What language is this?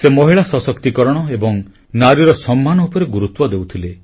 Odia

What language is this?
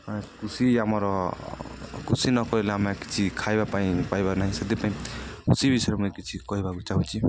Odia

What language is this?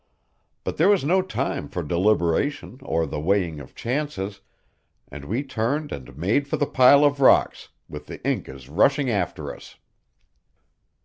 English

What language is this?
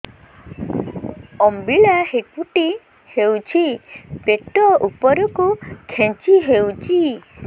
Odia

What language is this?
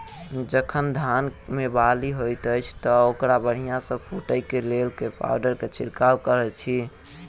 Maithili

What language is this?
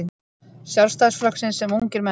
Icelandic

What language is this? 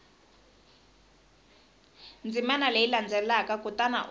Tsonga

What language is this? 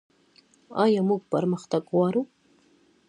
Pashto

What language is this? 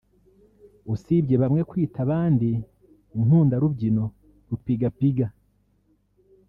Kinyarwanda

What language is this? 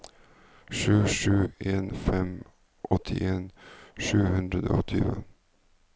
Norwegian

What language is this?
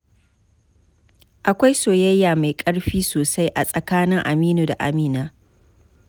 Hausa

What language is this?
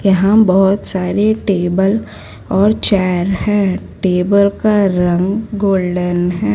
Hindi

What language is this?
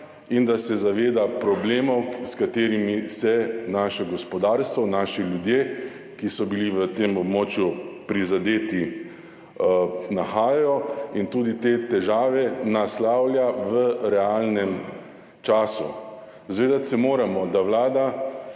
Slovenian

